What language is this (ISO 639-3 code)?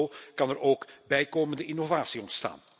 nld